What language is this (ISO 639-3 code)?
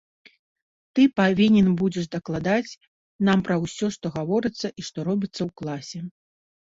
bel